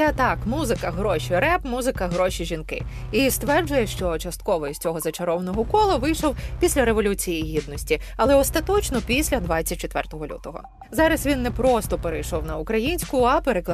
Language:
Ukrainian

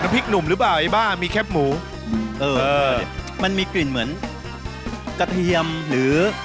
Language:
Thai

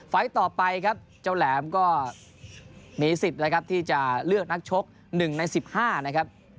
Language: Thai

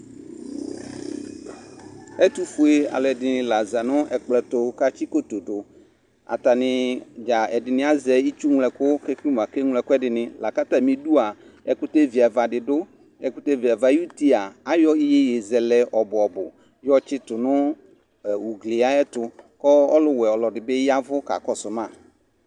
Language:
Ikposo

